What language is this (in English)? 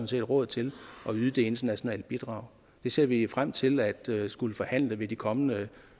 Danish